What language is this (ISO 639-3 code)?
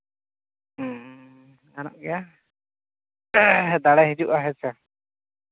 sat